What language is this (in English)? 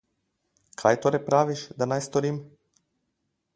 Slovenian